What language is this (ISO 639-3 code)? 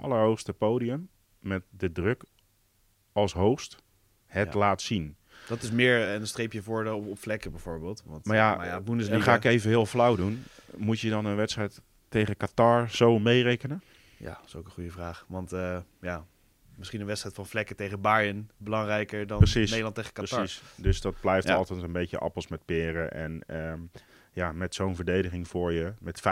nld